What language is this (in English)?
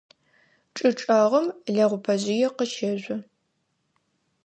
Adyghe